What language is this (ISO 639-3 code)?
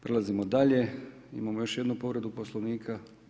hrv